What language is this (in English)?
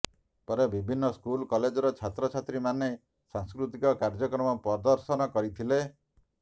Odia